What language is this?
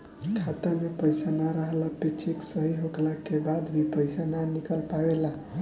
Bhojpuri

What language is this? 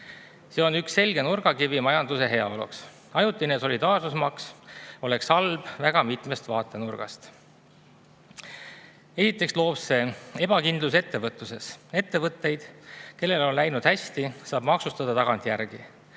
Estonian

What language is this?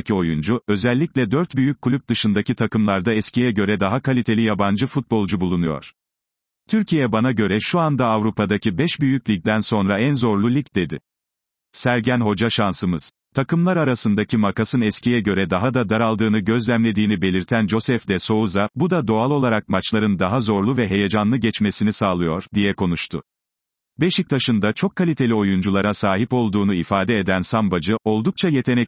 Turkish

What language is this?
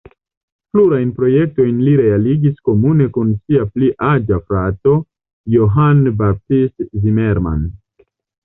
Esperanto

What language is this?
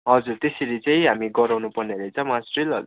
Nepali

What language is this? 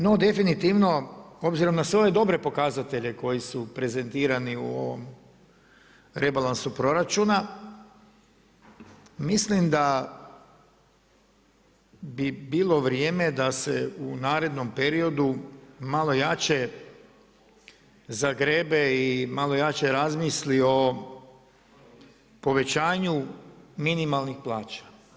Croatian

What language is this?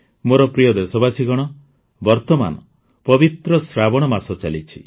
Odia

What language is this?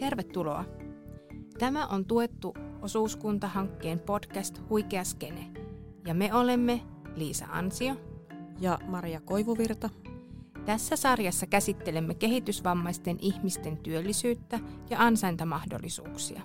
Finnish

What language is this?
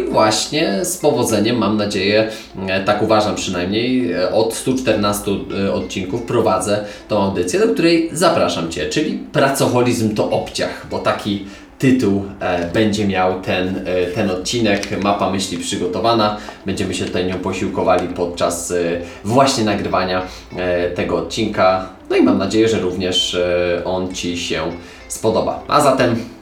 Polish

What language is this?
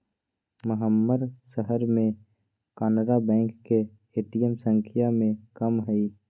Magahi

